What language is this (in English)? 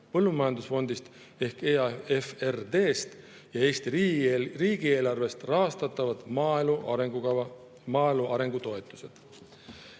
Estonian